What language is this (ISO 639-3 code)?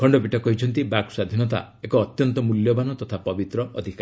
ori